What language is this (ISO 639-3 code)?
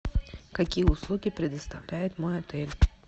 rus